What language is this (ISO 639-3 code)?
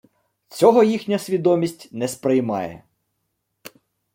ukr